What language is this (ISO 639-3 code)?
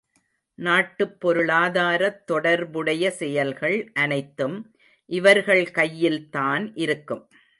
tam